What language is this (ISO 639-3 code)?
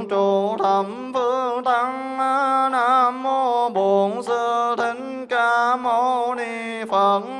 vie